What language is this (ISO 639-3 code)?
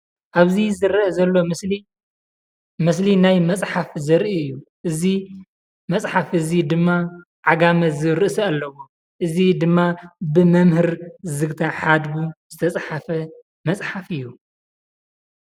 tir